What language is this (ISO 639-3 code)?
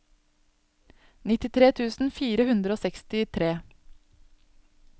nor